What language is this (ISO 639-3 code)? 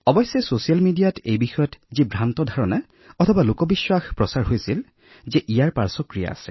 asm